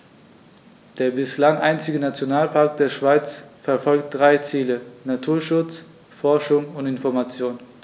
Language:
German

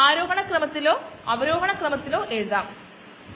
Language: Malayalam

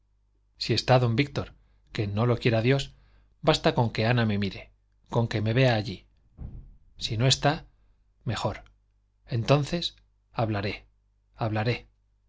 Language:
Spanish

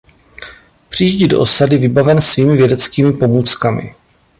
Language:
Czech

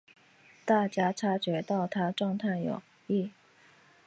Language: Chinese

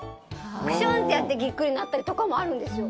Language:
Japanese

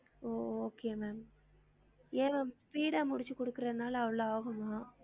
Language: Tamil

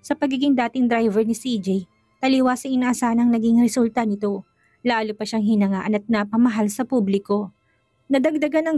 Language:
Filipino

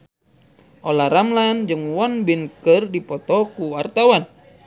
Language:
Sundanese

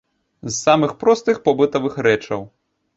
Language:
Belarusian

